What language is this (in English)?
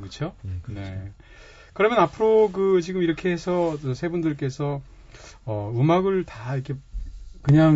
Korean